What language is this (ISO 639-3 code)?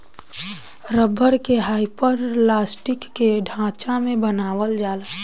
bho